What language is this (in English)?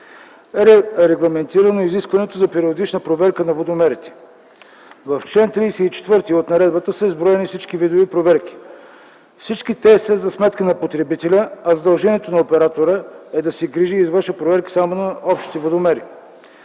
Bulgarian